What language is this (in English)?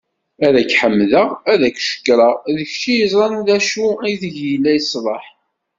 Kabyle